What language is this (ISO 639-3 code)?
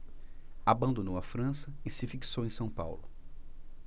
por